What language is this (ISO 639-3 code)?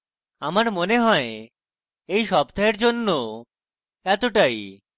ben